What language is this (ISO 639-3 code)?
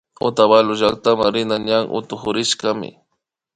qvi